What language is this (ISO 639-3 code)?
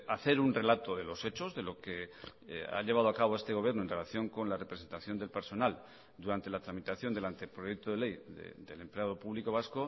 spa